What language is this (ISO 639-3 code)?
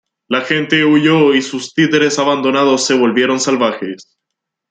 spa